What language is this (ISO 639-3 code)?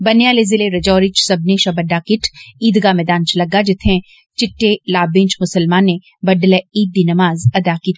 doi